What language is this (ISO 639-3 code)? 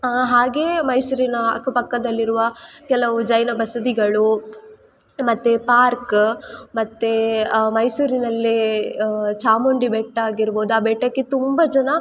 kan